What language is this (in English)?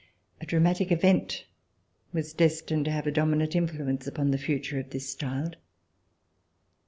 English